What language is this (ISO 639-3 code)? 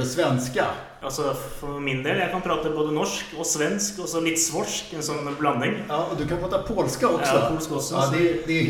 swe